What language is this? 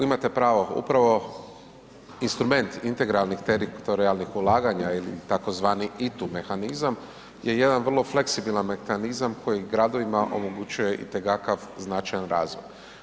Croatian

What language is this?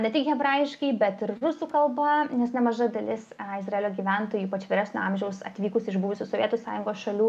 Lithuanian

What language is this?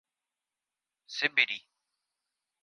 Portuguese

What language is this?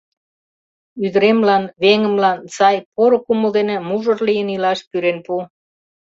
Mari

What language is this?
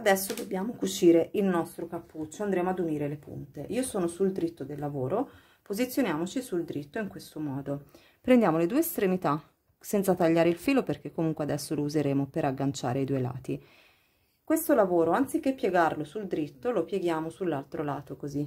Italian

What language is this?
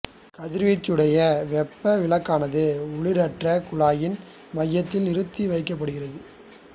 Tamil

